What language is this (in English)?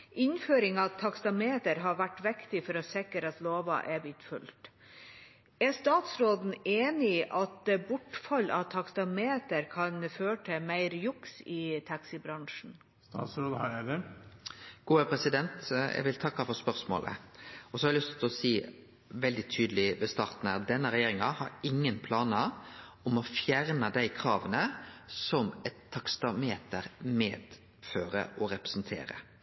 Norwegian